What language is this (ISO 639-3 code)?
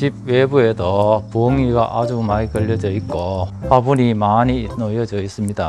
kor